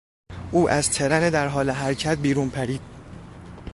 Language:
Persian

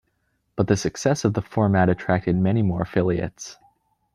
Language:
English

